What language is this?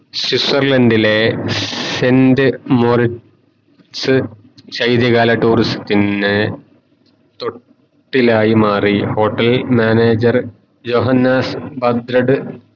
Malayalam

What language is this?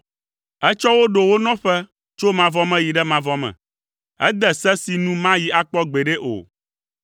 Ewe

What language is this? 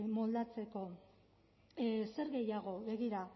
Basque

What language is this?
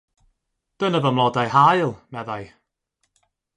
Welsh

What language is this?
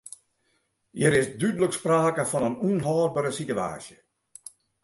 Western Frisian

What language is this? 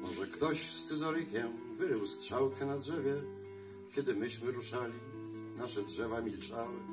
Polish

